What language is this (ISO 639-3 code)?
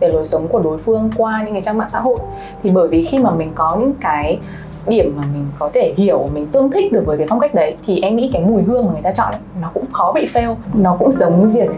vie